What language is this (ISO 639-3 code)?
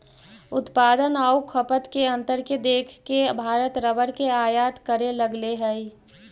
mag